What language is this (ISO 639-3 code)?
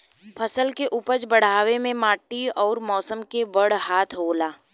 bho